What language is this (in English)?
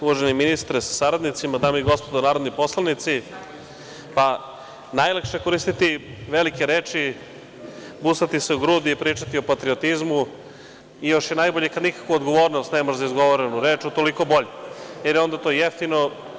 Serbian